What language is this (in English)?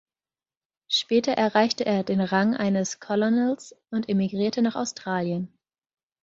German